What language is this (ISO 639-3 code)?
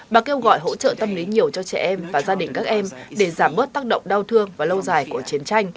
vie